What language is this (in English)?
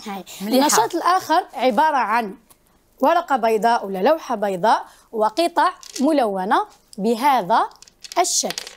Arabic